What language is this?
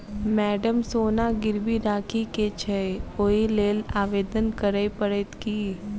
Maithili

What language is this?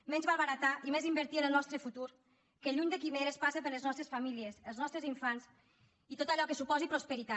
Catalan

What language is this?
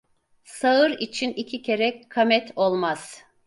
Turkish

